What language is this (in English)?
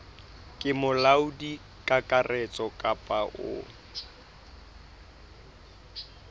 Southern Sotho